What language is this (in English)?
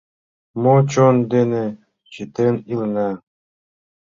Mari